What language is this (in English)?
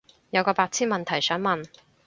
Cantonese